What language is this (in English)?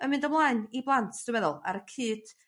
Welsh